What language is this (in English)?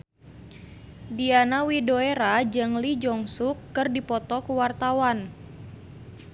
Sundanese